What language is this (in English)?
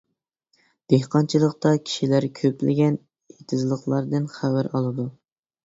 Uyghur